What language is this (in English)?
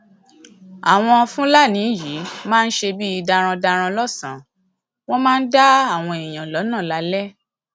Yoruba